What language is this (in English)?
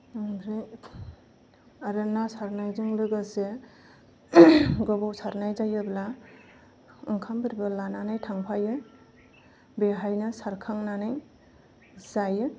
Bodo